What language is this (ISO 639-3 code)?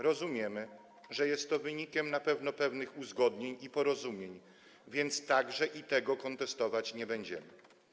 pol